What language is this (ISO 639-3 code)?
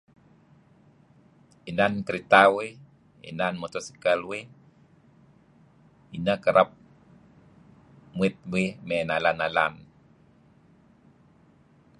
kzi